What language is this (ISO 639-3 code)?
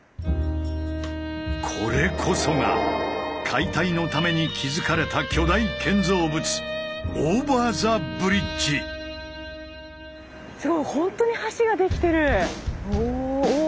jpn